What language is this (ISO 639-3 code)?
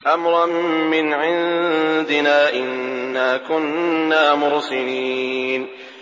ara